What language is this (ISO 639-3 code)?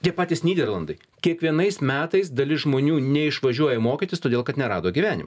lit